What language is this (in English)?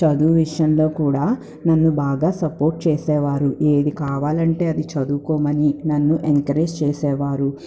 Telugu